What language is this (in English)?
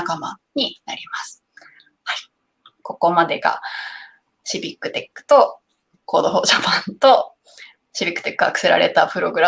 Japanese